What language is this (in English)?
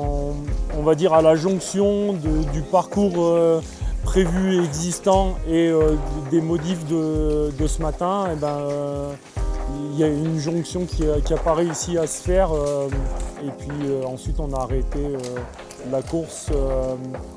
French